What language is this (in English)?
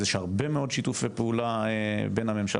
Hebrew